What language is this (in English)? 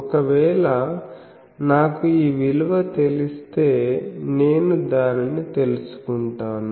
Telugu